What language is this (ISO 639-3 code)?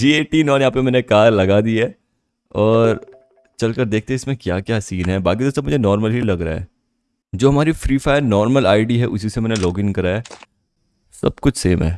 hin